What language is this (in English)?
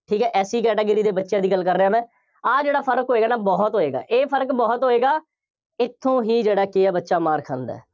Punjabi